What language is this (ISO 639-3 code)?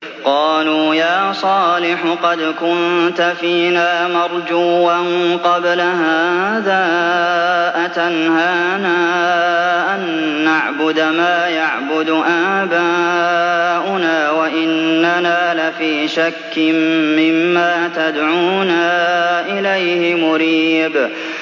ara